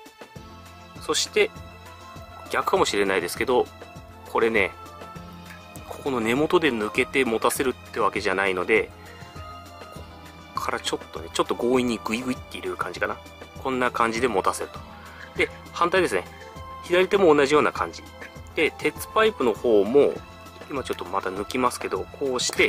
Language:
Japanese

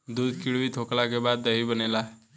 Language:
Bhojpuri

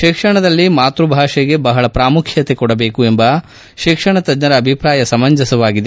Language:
Kannada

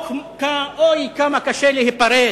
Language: Hebrew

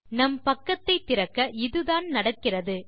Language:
Tamil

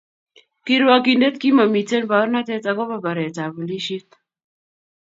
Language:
Kalenjin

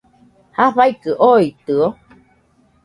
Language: Nüpode Huitoto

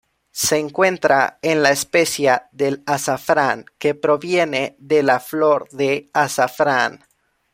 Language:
Spanish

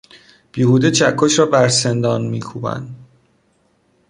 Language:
Persian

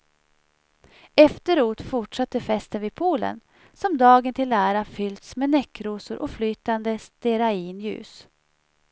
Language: Swedish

